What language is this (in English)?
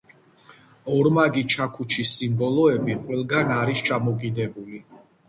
Georgian